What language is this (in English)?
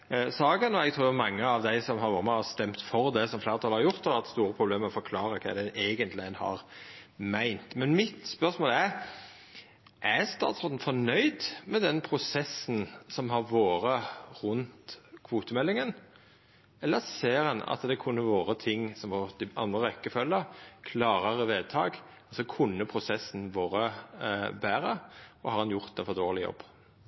Norwegian Nynorsk